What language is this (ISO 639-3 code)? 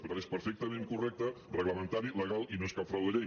cat